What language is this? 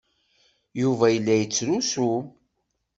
Kabyle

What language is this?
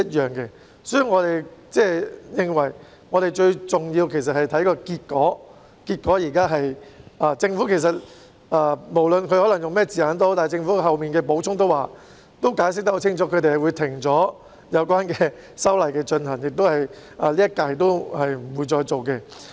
Cantonese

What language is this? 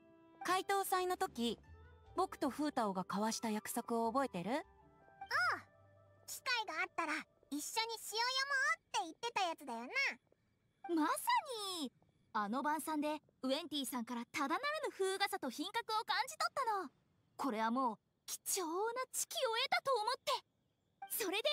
Japanese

